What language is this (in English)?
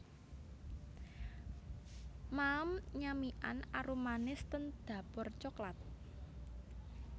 Javanese